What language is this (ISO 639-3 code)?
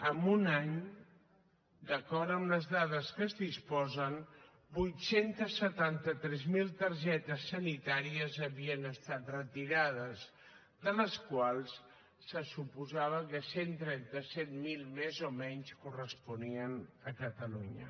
cat